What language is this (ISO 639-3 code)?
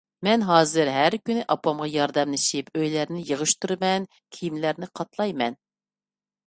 uig